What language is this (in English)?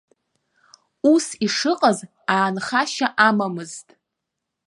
Abkhazian